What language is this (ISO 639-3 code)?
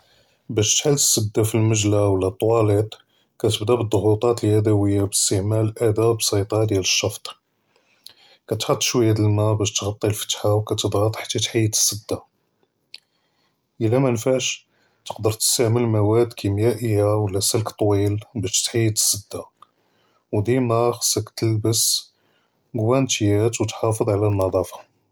jrb